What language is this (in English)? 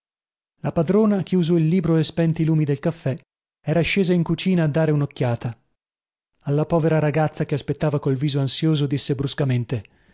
Italian